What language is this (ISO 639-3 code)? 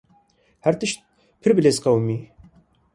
kur